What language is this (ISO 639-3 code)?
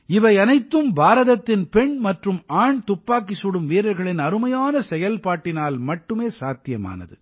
tam